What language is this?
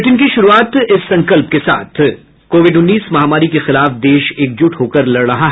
Hindi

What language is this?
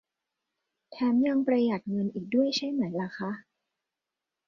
Thai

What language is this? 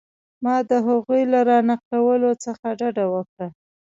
Pashto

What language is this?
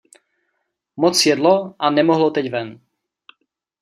Czech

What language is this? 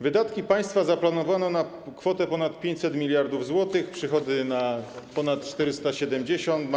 Polish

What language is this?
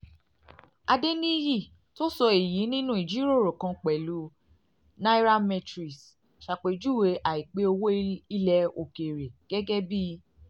Yoruba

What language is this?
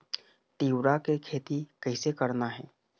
Chhattisgarhi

